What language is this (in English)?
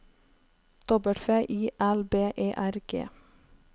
Norwegian